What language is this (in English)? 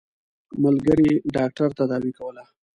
Pashto